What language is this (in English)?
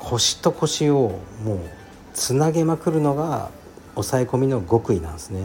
Japanese